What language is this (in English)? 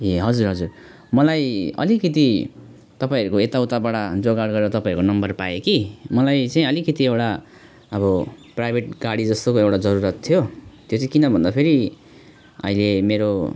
Nepali